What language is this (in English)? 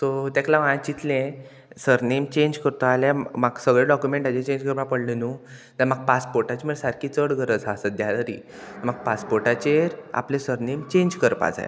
Konkani